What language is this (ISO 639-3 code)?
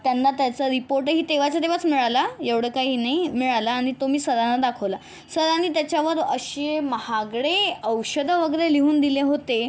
mar